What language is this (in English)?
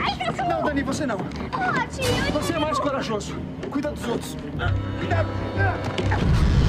Portuguese